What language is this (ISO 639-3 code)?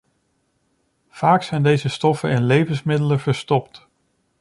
nld